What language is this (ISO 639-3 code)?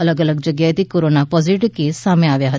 guj